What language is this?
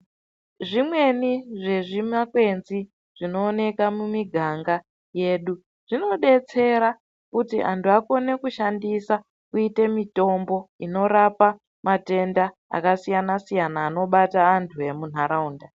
Ndau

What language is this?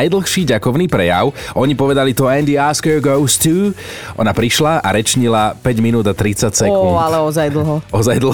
Slovak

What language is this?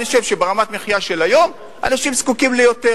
Hebrew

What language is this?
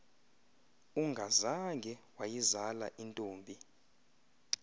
Xhosa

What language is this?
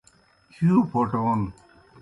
Kohistani Shina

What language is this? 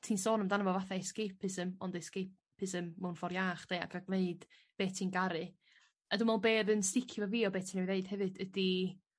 Welsh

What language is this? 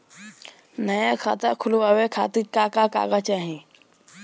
Bhojpuri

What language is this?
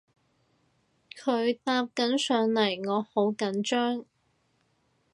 Cantonese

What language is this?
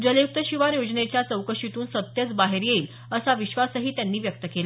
Marathi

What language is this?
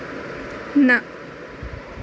Kashmiri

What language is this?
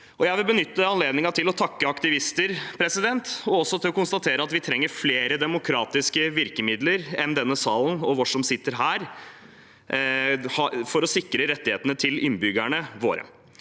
Norwegian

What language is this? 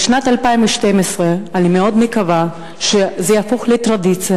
Hebrew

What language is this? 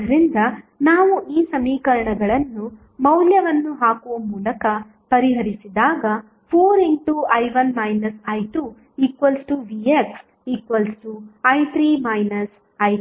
Kannada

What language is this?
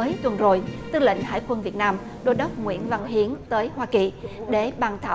Vietnamese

